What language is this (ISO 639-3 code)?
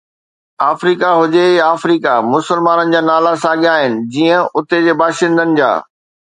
snd